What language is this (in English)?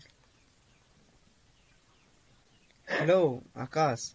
Bangla